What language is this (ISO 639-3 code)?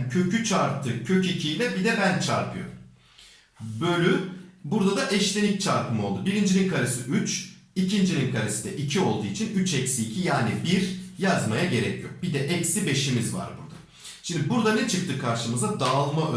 tur